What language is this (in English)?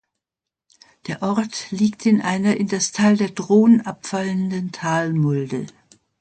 German